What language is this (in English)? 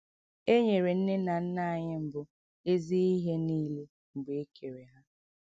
Igbo